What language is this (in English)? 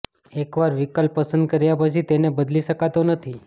Gujarati